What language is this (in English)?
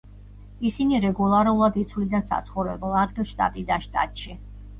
Georgian